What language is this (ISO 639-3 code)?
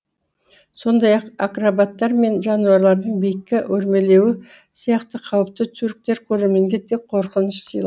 kaz